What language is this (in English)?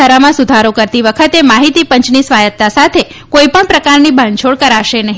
Gujarati